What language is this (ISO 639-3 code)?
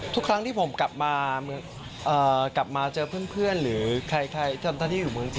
tha